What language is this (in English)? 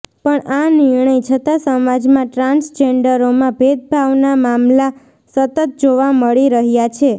Gujarati